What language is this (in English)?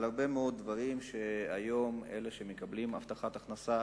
Hebrew